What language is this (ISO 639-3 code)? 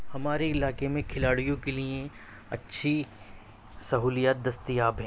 urd